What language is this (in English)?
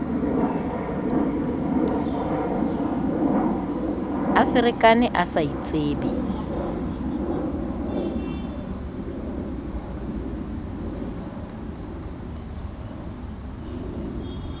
Southern Sotho